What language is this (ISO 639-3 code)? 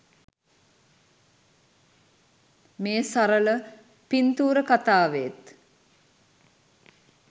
sin